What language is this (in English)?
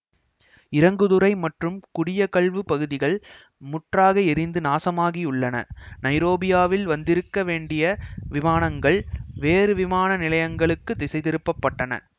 Tamil